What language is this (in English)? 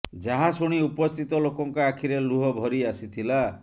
Odia